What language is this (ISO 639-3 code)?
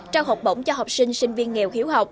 vie